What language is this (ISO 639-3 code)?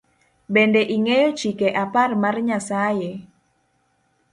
luo